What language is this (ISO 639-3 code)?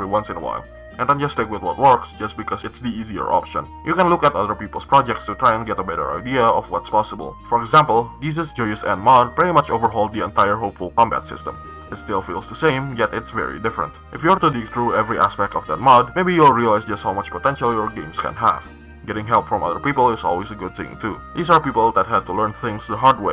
eng